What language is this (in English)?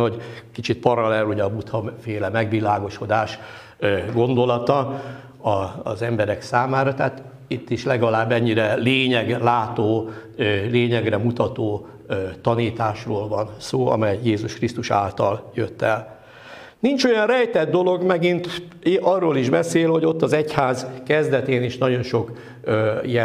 Hungarian